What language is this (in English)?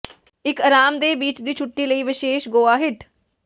Punjabi